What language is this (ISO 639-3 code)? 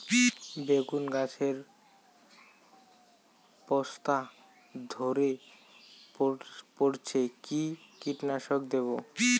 ben